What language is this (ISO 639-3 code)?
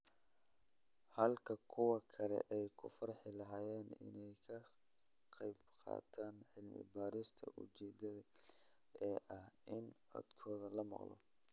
som